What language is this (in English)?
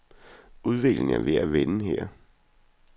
Danish